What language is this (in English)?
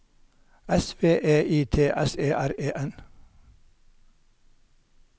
Norwegian